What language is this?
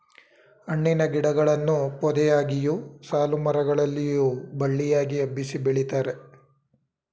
Kannada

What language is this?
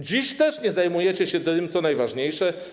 Polish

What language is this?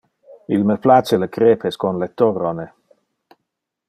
Interlingua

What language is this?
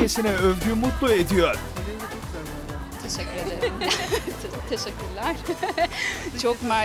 Turkish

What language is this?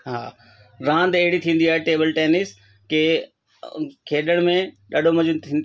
Sindhi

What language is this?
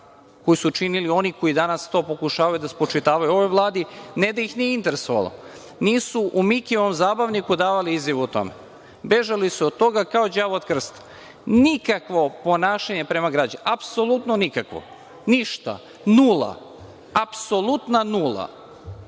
Serbian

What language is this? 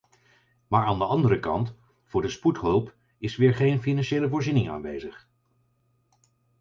Dutch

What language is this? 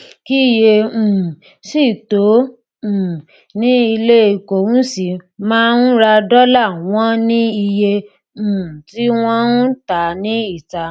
Yoruba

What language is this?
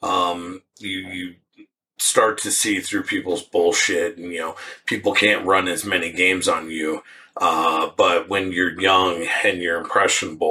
English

